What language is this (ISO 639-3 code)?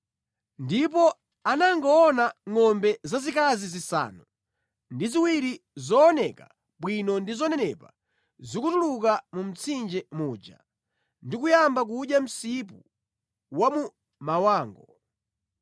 nya